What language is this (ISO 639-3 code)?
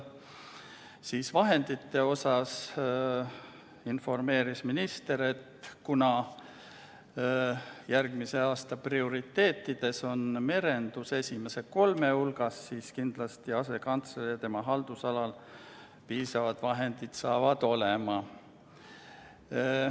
est